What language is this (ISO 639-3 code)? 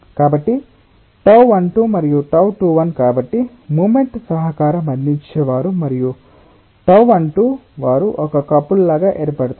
tel